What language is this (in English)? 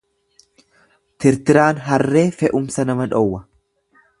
Oromo